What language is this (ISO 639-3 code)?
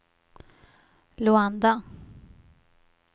swe